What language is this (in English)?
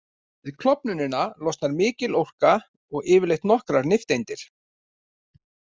Icelandic